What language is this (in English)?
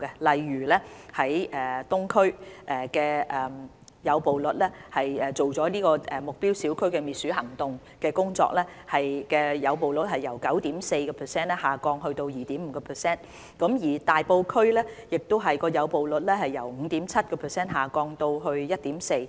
Cantonese